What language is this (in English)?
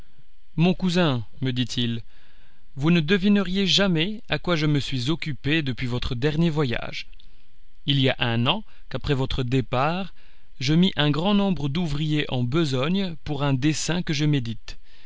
French